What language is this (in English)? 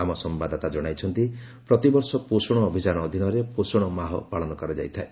Odia